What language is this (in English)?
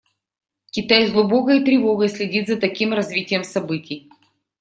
Russian